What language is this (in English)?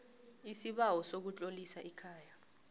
South Ndebele